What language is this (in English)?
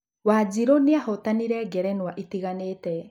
Kikuyu